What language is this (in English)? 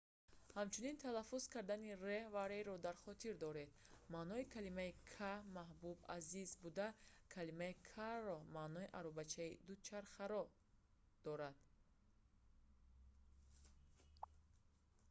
Tajik